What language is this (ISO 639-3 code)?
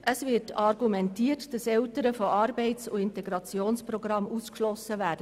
gsw